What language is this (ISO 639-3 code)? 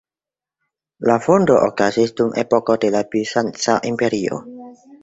epo